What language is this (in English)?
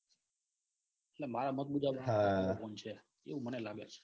Gujarati